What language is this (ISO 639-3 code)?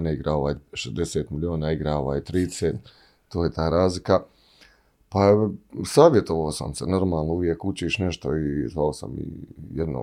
hrv